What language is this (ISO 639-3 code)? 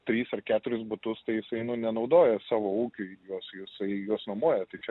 lit